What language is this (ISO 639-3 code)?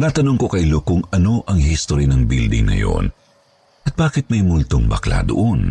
fil